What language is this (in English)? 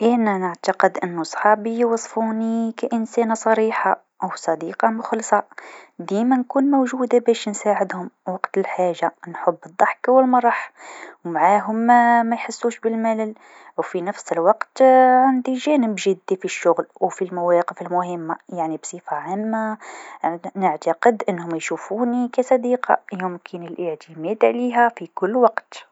Tunisian Arabic